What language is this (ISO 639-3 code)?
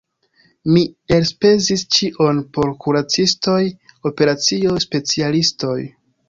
epo